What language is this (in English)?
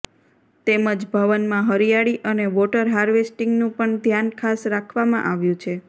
Gujarati